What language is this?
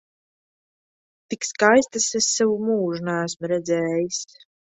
Latvian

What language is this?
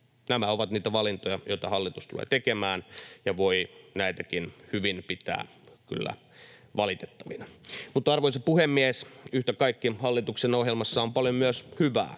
Finnish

